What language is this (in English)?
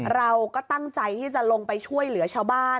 Thai